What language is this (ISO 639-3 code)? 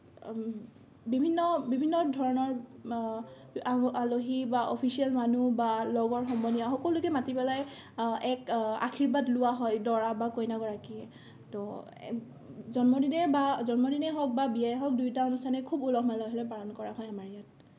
asm